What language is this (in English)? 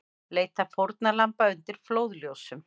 Icelandic